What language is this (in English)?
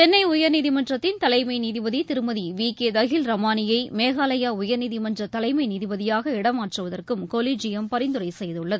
Tamil